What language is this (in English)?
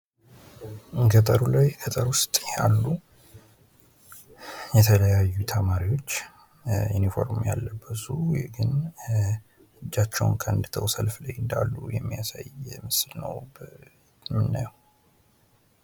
Amharic